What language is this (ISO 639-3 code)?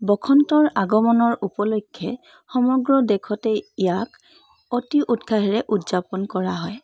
asm